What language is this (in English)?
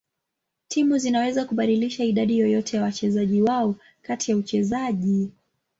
Swahili